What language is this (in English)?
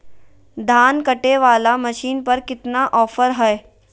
Magahi